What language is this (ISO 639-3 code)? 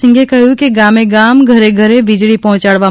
guj